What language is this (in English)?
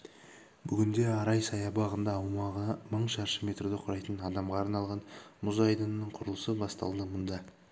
Kazakh